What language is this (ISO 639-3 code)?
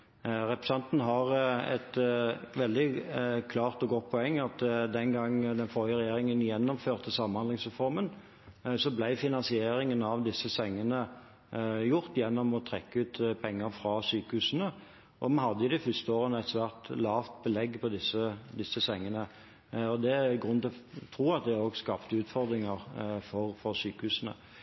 nob